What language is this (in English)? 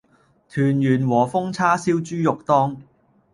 Cantonese